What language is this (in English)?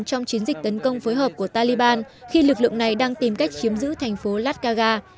Vietnamese